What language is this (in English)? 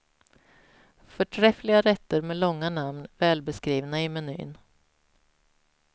Swedish